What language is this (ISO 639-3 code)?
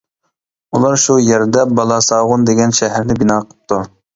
uig